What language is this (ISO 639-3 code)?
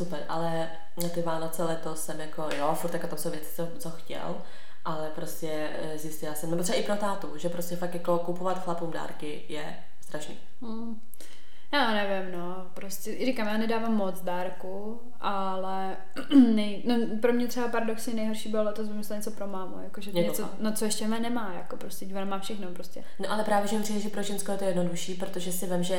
ces